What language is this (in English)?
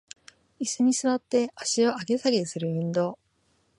Japanese